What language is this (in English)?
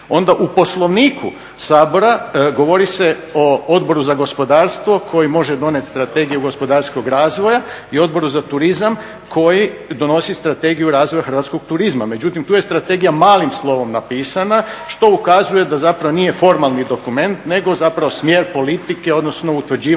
Croatian